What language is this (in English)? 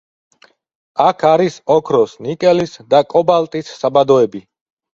Georgian